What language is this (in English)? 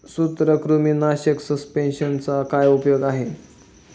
Marathi